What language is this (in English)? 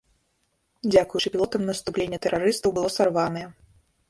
Belarusian